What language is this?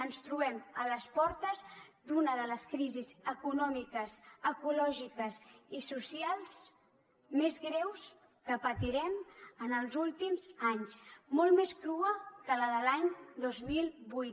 Catalan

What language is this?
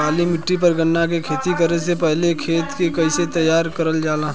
Bhojpuri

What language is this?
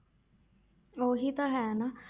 Punjabi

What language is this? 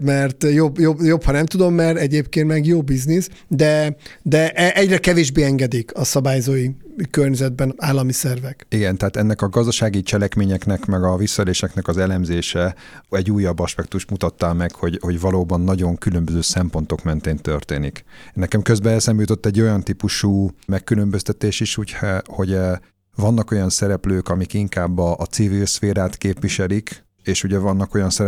Hungarian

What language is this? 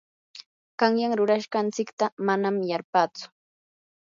Yanahuanca Pasco Quechua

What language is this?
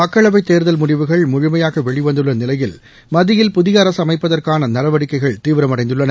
Tamil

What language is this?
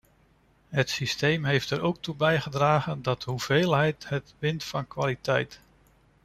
Dutch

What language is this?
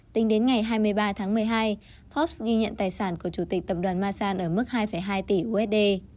Vietnamese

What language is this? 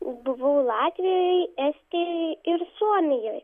Lithuanian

